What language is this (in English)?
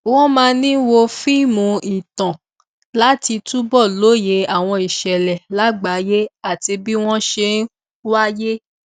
Yoruba